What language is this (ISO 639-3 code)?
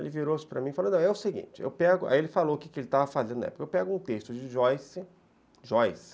por